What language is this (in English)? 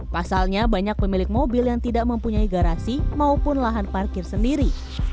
Indonesian